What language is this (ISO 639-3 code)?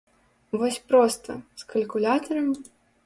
bel